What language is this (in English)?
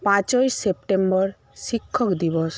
Bangla